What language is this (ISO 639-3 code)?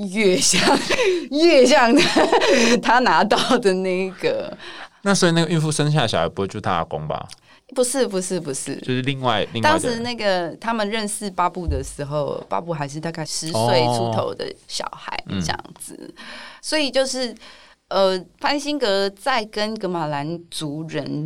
zho